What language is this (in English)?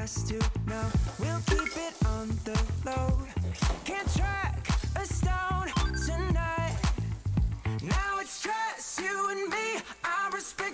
Korean